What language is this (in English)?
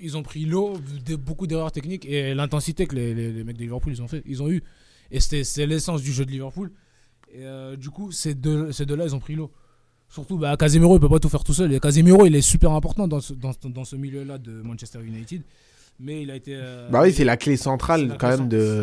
French